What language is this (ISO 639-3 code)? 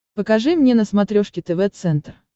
rus